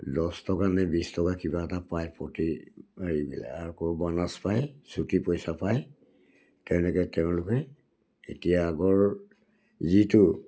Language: Assamese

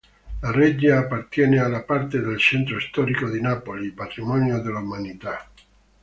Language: Italian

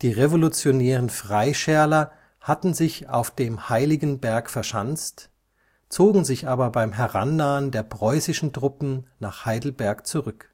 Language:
German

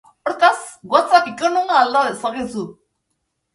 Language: Basque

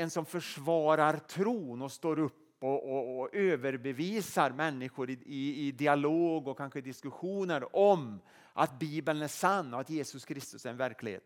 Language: Swedish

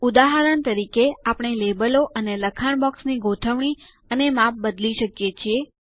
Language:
Gujarati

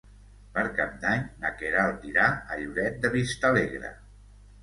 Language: Catalan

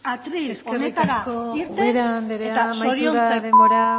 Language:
Basque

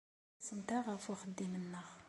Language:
Kabyle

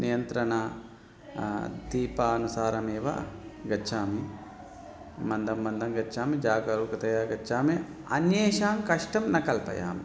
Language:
Sanskrit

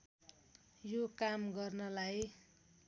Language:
Nepali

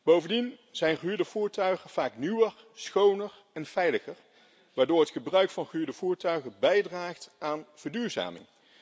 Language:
Dutch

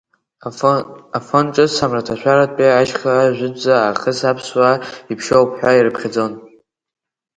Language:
Abkhazian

